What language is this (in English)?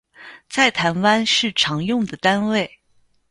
Chinese